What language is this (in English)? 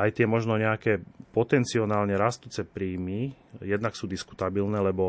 Slovak